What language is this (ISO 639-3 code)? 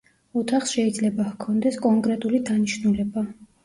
kat